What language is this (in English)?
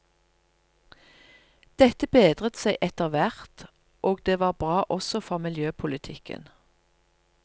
Norwegian